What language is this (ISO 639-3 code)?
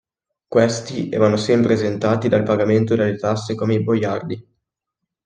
ita